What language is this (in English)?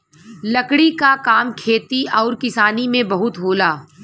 Bhojpuri